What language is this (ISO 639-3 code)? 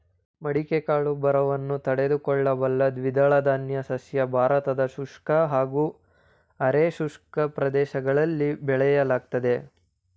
kan